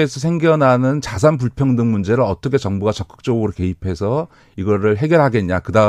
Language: Korean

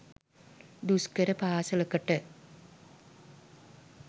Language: Sinhala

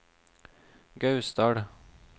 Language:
Norwegian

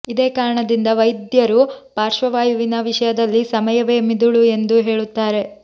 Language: Kannada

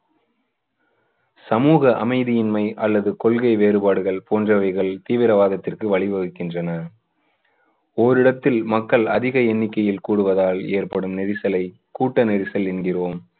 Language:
Tamil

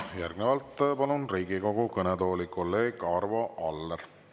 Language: Estonian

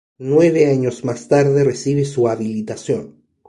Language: Spanish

